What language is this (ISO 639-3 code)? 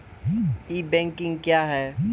mai